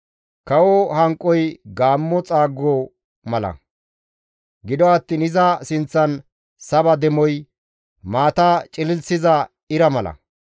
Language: Gamo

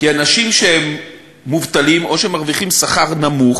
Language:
Hebrew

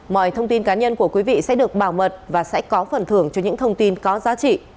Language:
Vietnamese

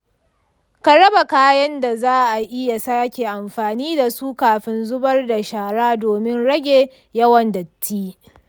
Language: Hausa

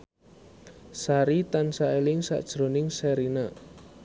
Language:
Javanese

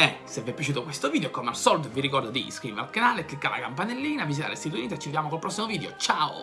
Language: Italian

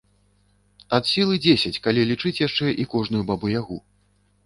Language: Belarusian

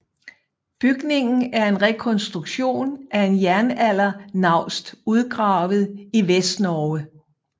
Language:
Danish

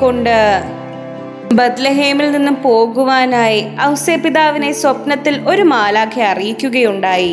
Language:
Malayalam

